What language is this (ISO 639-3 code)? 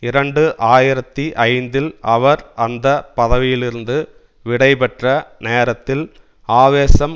tam